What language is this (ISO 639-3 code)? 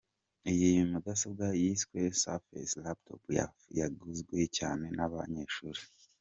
kin